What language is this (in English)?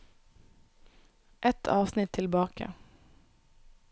Norwegian